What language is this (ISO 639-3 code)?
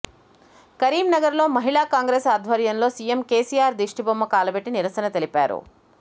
tel